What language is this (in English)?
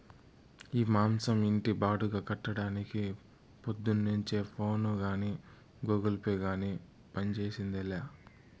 Telugu